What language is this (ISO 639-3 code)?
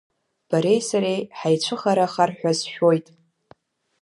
abk